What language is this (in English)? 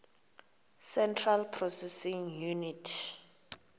Xhosa